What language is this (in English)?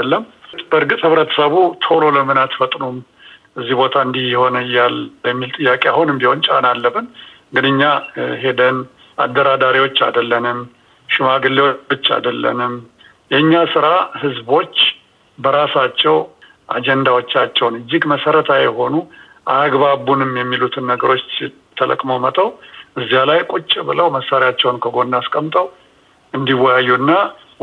Amharic